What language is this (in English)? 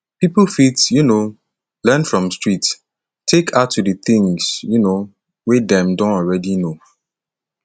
Nigerian Pidgin